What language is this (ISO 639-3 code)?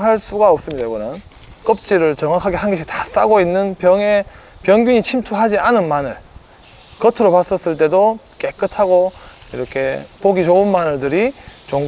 kor